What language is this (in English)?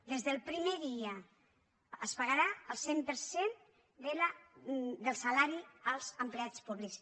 Catalan